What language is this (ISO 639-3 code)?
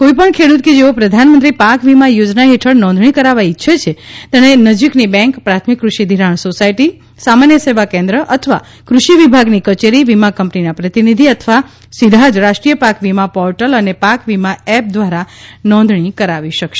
guj